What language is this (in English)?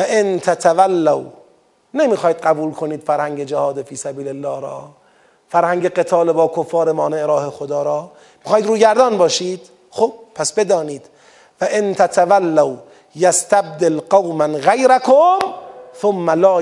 Persian